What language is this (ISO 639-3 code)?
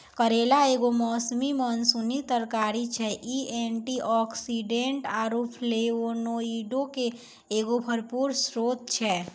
mai